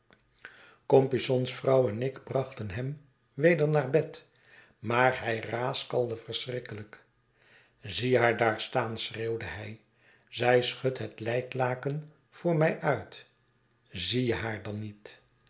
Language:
Dutch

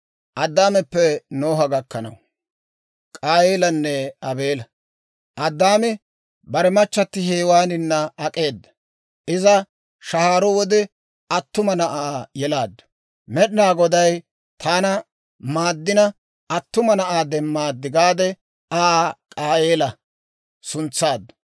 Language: Dawro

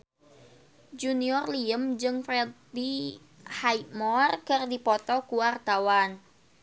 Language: Sundanese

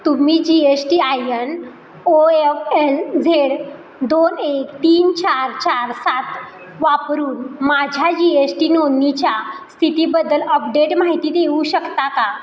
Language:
Marathi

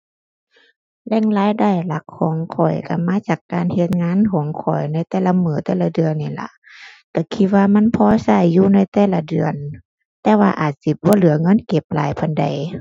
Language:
Thai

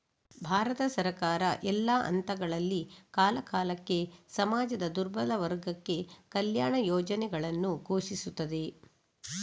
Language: Kannada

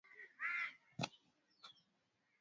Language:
Swahili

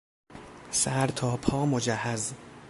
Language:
Persian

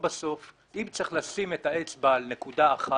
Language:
Hebrew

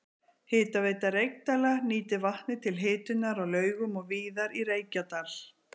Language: Icelandic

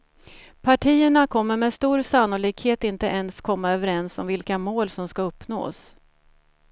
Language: Swedish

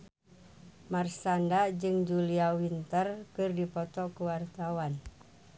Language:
Sundanese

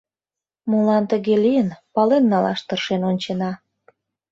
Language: Mari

